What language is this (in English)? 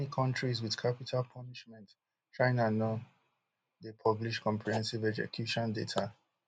Nigerian Pidgin